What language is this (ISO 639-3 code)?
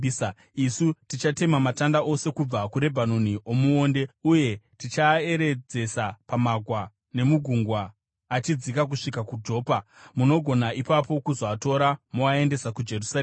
sna